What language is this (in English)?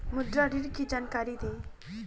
Hindi